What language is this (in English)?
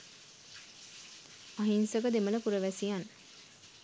Sinhala